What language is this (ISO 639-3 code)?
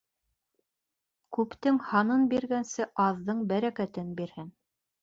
bak